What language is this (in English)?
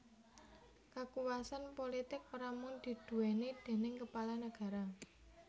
Javanese